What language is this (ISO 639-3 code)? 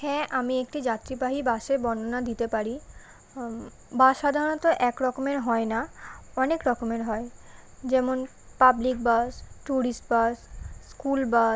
ben